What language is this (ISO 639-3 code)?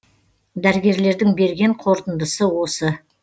kaz